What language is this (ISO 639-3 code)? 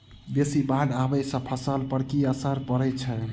mai